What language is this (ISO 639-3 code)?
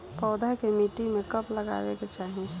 bho